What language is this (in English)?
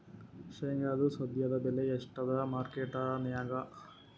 Kannada